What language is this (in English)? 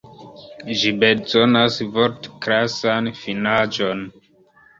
Esperanto